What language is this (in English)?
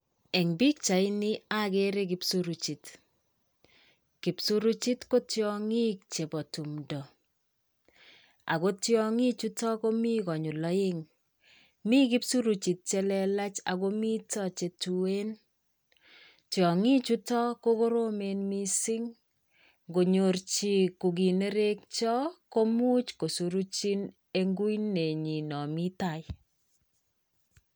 Kalenjin